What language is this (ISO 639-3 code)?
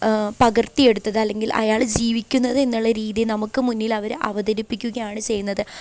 mal